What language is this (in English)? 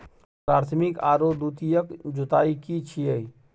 Maithili